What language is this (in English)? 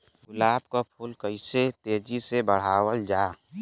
Bhojpuri